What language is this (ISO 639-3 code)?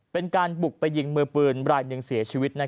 tha